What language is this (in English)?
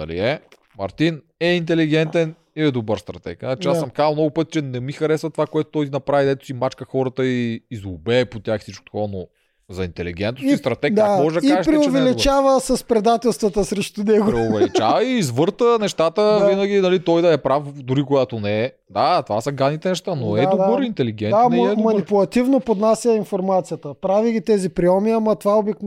Bulgarian